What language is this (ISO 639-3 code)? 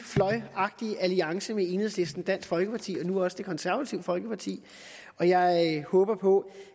dan